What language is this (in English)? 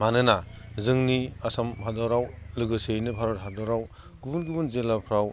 Bodo